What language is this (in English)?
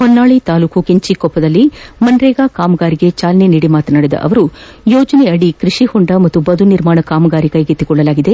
Kannada